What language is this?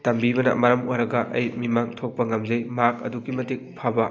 Manipuri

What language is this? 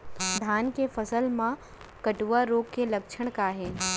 Chhattisgarhi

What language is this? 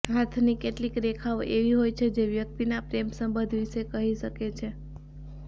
Gujarati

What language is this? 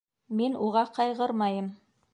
Bashkir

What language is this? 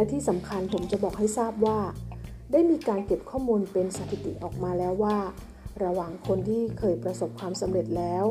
Thai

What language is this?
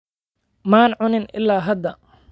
Somali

